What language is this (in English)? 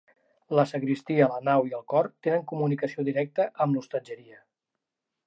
Catalan